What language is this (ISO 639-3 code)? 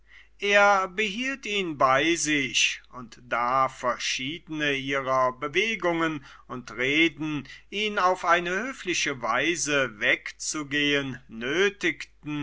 deu